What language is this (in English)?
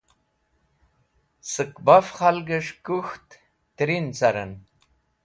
Wakhi